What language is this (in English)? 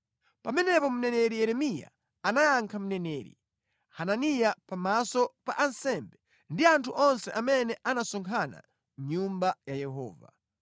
Nyanja